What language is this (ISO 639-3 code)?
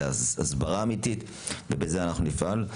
heb